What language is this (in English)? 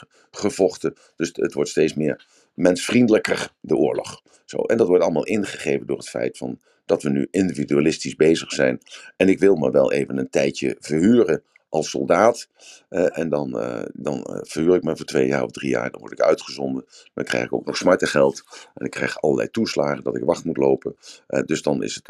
Dutch